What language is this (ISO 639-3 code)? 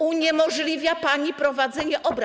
pol